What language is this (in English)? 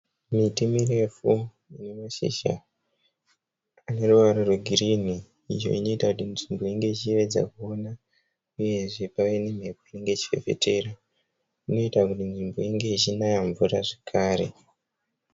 Shona